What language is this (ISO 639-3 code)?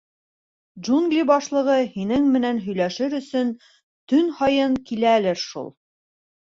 bak